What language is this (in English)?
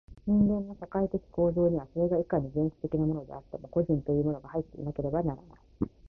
Japanese